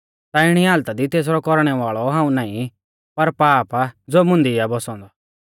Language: Mahasu Pahari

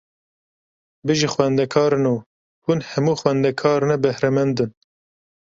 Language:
Kurdish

